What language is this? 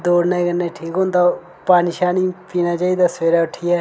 Dogri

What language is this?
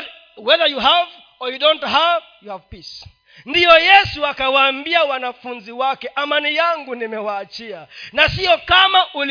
Swahili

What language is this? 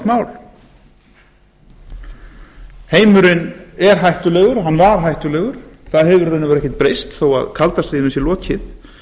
Icelandic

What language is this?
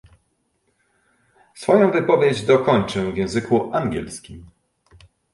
Polish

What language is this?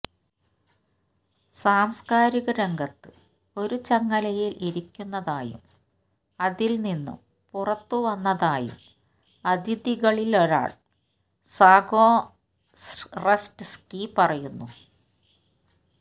Malayalam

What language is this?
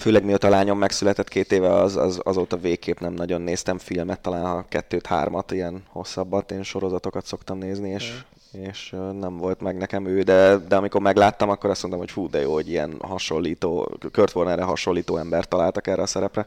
Hungarian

